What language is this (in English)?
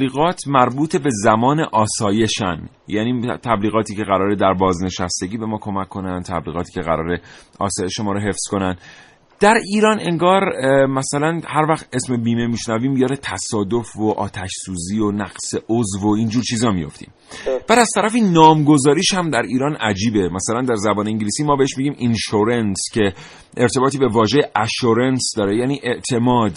Persian